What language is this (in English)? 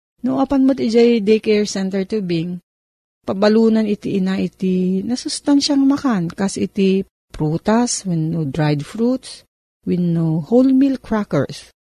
Filipino